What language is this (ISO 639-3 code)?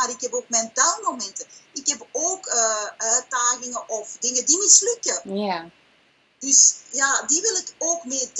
nld